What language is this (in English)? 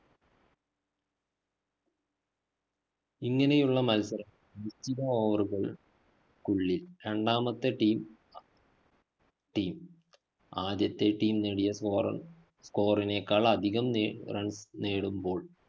Malayalam